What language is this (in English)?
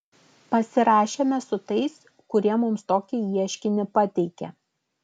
Lithuanian